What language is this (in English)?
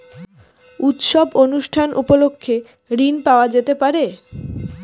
Bangla